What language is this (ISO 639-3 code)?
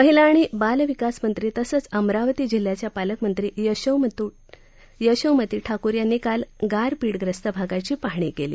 mar